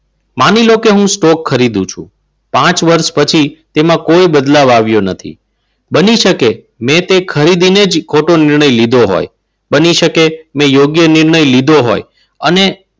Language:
Gujarati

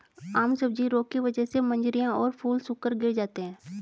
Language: Hindi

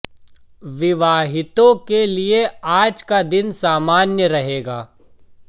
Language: Hindi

